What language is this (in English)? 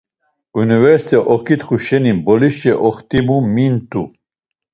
Laz